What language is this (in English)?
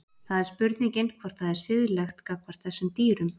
Icelandic